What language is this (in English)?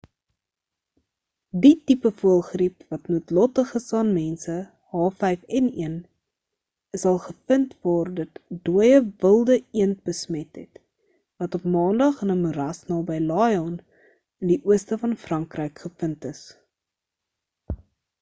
Afrikaans